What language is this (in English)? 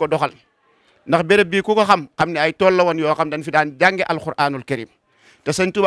Arabic